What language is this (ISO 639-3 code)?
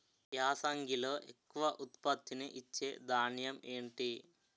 tel